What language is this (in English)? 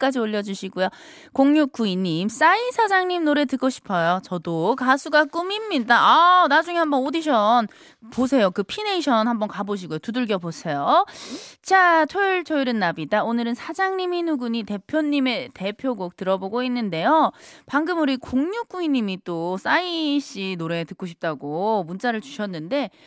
Korean